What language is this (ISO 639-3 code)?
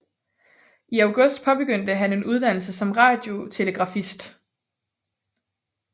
dan